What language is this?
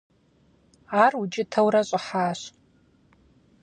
Kabardian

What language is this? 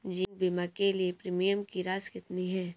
Hindi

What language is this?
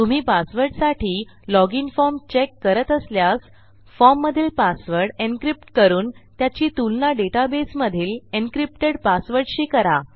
Marathi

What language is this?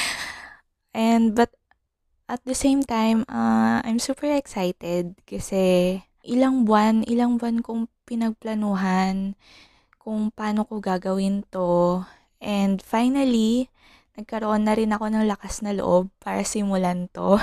Filipino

